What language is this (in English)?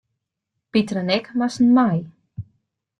Western Frisian